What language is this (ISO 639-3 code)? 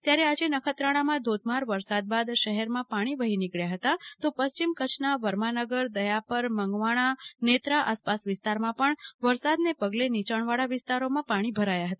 guj